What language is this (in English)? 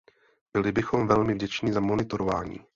Czech